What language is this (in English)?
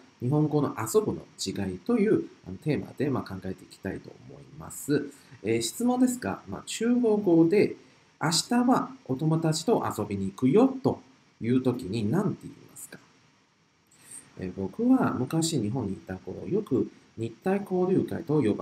Japanese